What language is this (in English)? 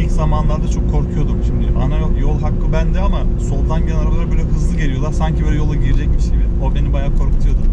Turkish